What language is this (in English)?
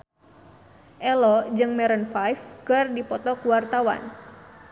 Sundanese